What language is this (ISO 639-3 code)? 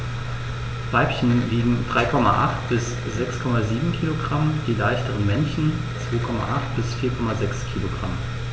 deu